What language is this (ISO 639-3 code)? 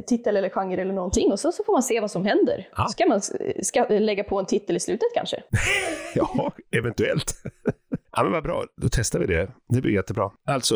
swe